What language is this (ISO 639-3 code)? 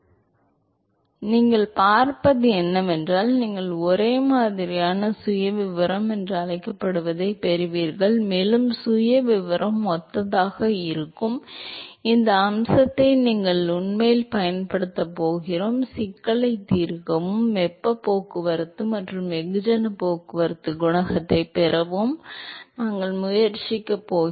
tam